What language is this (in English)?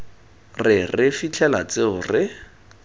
Tswana